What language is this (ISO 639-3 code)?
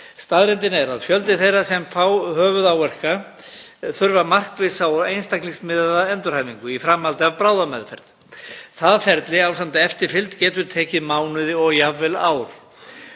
isl